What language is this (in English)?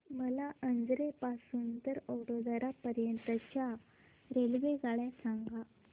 Marathi